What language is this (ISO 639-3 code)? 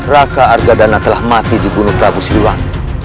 ind